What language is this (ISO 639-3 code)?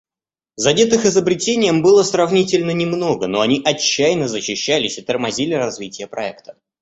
rus